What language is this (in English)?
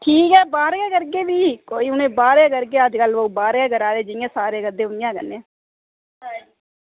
Dogri